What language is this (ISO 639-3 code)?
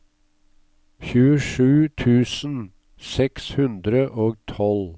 nor